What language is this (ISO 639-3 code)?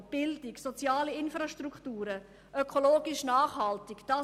gsw